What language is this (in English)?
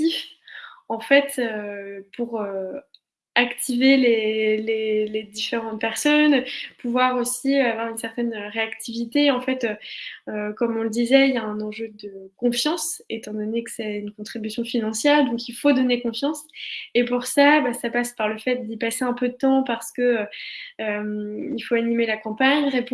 French